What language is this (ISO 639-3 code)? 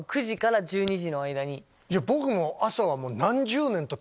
jpn